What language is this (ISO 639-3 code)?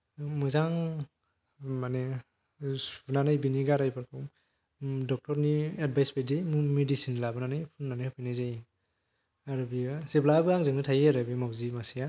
brx